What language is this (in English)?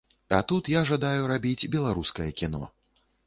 Belarusian